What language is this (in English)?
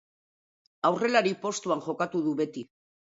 Basque